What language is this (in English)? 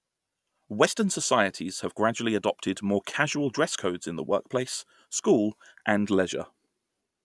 English